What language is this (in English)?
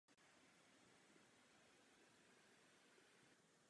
Czech